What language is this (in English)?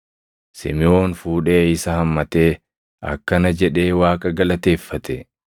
Oromo